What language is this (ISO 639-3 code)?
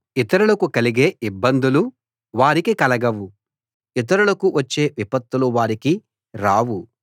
tel